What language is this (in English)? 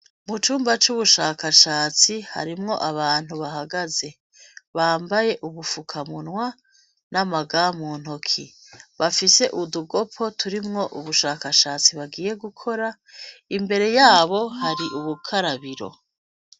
Rundi